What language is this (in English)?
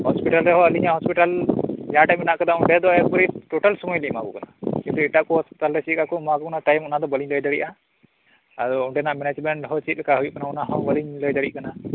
Santali